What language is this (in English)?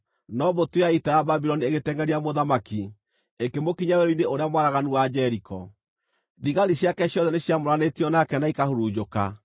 Kikuyu